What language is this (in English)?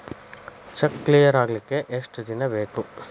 Kannada